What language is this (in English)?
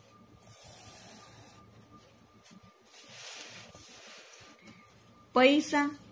Gujarati